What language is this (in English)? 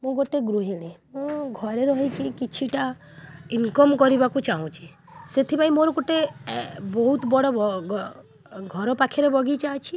Odia